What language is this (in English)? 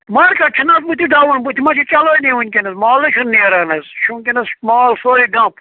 Kashmiri